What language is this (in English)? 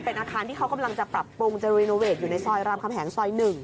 Thai